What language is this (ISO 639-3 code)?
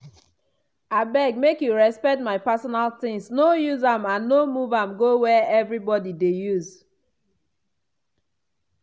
pcm